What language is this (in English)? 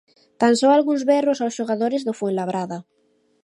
Galician